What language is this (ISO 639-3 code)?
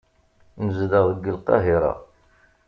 kab